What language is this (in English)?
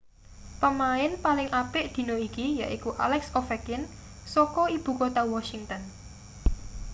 Javanese